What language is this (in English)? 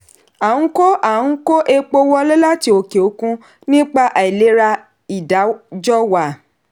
Yoruba